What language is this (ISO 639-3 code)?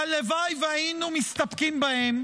heb